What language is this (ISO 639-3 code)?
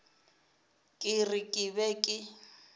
nso